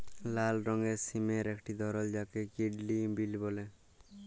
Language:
Bangla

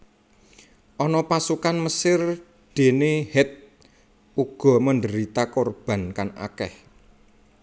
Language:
Javanese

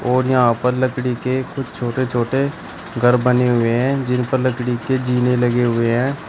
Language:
Hindi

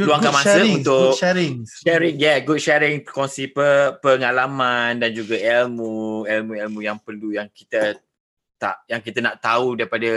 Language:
Malay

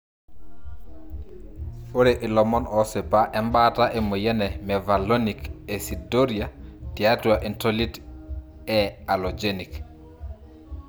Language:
Masai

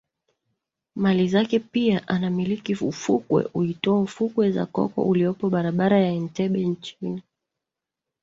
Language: Swahili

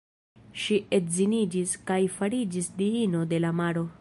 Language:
Esperanto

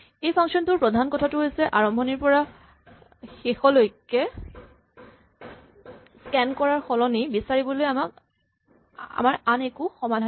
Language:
Assamese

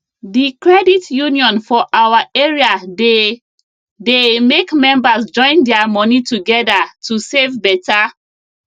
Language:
Nigerian Pidgin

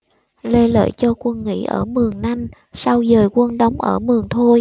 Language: Vietnamese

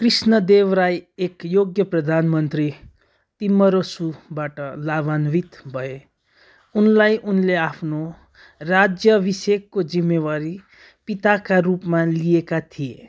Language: Nepali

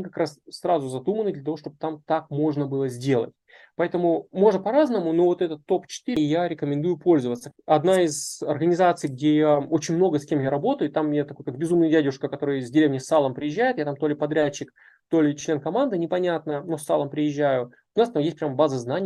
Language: Russian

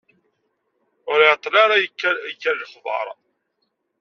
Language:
Kabyle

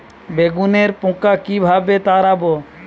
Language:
Bangla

